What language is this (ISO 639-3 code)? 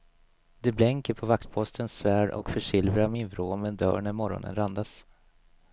swe